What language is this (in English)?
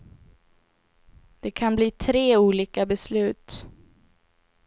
Swedish